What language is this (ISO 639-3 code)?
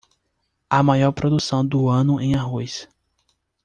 por